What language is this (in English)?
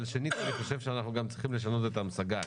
Hebrew